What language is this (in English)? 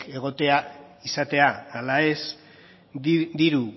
Basque